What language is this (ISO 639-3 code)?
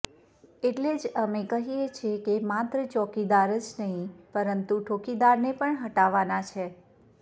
guj